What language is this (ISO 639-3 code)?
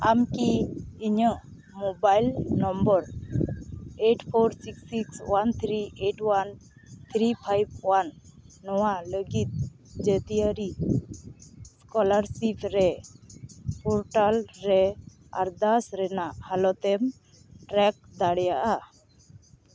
sat